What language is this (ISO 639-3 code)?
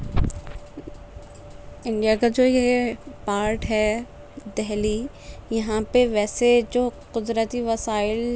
urd